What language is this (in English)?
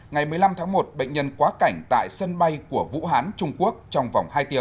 Vietnamese